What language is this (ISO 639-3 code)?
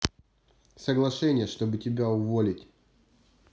rus